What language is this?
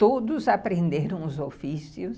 Portuguese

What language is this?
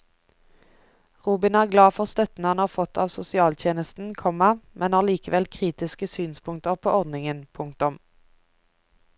Norwegian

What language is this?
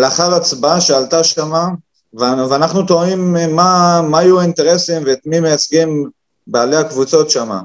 Hebrew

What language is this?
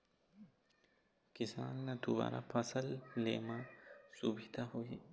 Chhattisgarhi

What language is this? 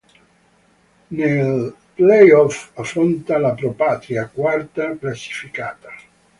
Italian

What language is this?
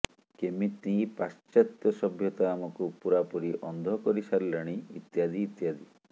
Odia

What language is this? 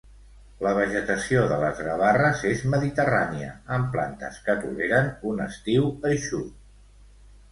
Catalan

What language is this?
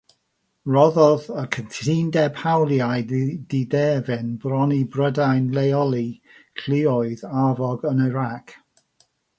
Welsh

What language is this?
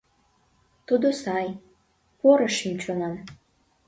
Mari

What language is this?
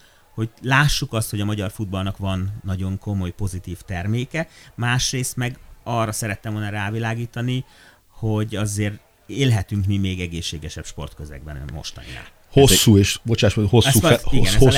Hungarian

